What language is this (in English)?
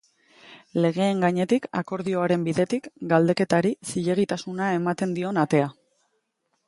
Basque